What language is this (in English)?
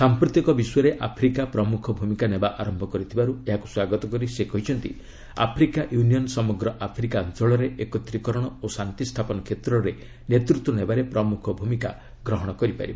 Odia